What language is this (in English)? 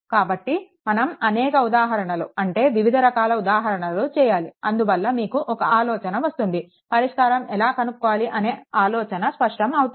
Telugu